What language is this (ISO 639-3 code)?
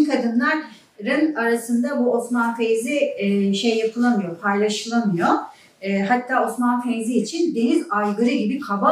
tur